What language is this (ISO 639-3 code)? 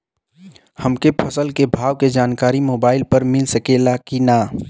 bho